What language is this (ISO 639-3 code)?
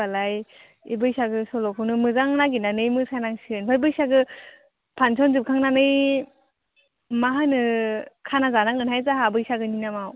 brx